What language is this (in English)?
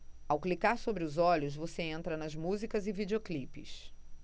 Portuguese